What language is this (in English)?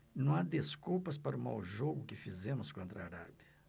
Portuguese